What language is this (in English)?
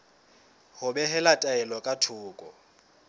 Southern Sotho